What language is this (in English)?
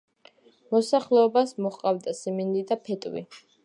Georgian